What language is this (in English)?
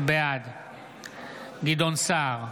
Hebrew